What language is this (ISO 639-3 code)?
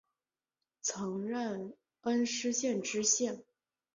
zho